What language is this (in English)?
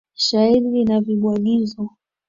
Swahili